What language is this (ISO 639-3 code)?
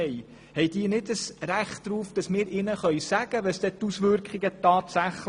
gsw